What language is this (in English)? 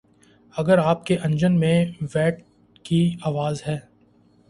Urdu